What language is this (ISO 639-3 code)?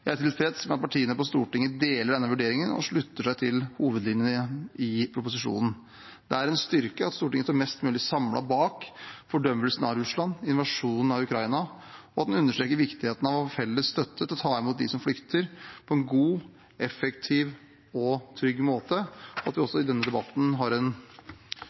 nob